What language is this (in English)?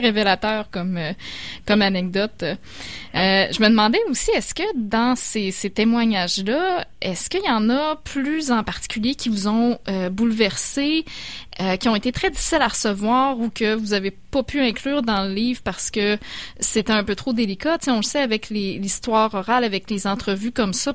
French